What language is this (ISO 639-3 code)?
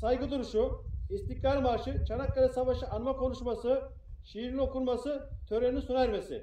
tur